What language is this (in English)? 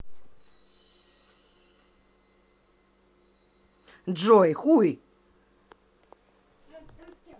Russian